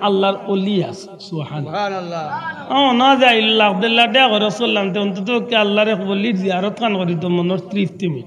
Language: Bangla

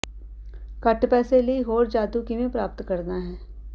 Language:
Punjabi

